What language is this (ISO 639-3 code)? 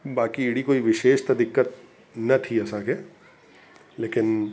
snd